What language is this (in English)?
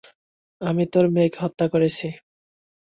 Bangla